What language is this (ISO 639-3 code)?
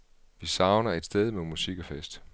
dan